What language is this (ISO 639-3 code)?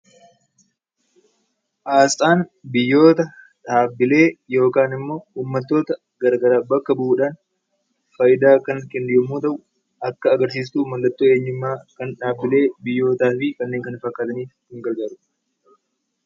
orm